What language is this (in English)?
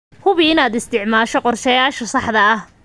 Somali